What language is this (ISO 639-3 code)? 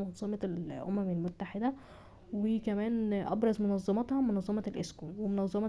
ara